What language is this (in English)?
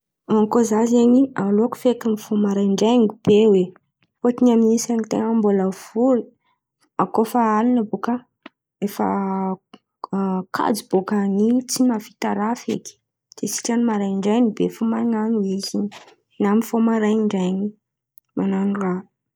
Antankarana Malagasy